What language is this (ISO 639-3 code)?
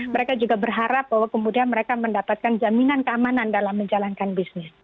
ind